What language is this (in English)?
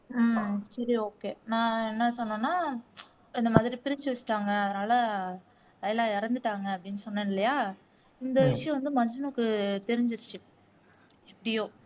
Tamil